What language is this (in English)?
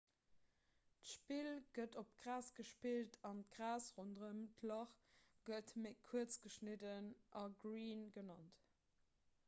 Luxembourgish